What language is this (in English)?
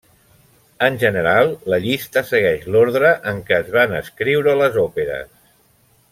Catalan